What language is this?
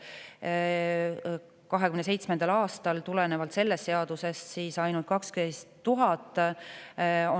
Estonian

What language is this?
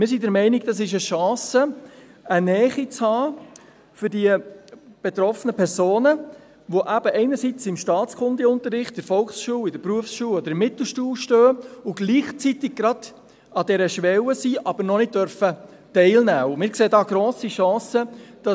Swiss German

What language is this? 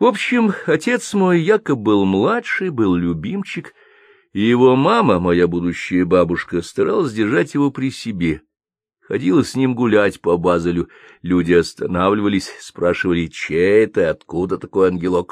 Russian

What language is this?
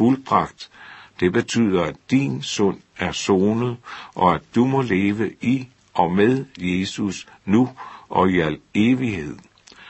Danish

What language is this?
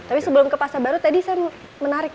Indonesian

